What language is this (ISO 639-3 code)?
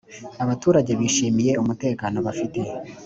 kin